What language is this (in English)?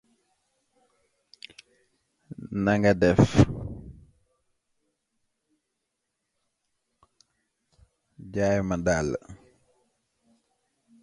English